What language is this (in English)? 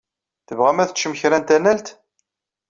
Kabyle